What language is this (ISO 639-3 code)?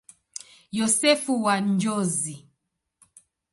swa